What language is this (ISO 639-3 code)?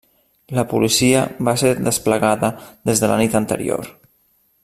cat